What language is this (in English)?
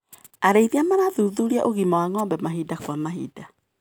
Kikuyu